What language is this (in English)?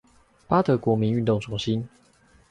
Chinese